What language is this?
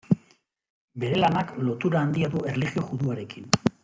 Basque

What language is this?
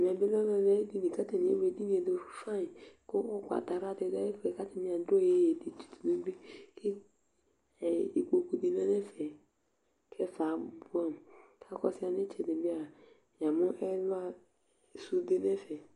Ikposo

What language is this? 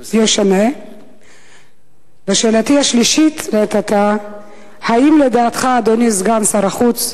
Hebrew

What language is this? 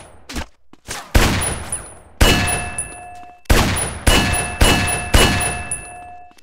Russian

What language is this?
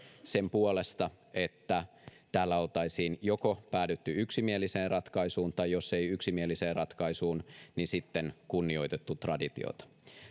Finnish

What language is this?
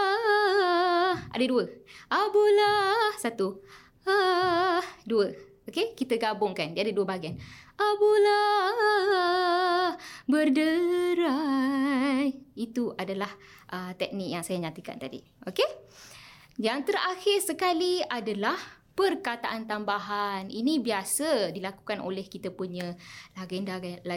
Malay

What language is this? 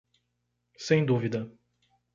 Portuguese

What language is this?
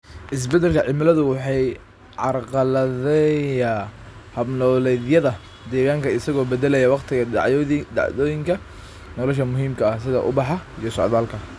Somali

